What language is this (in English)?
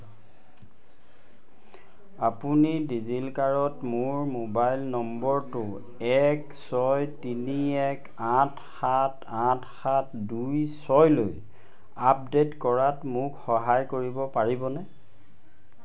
Assamese